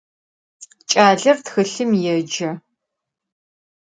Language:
Adyghe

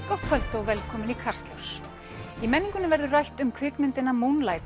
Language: Icelandic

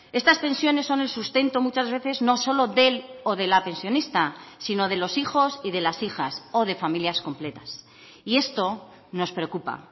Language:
Spanish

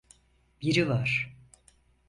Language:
Turkish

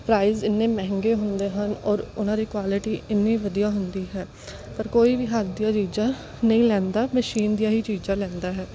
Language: Punjabi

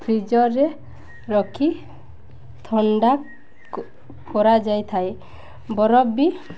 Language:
Odia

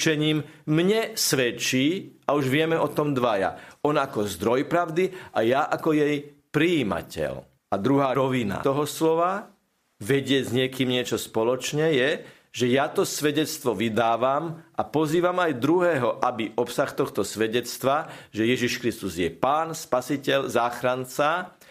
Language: Slovak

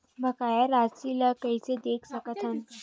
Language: Chhattisgarhi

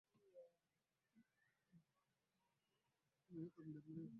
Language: Swahili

